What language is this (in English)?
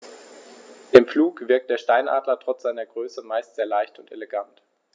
German